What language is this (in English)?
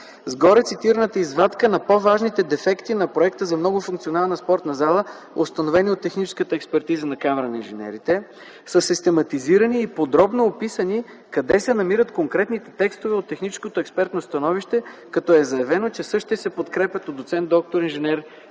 Bulgarian